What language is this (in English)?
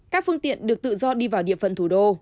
Vietnamese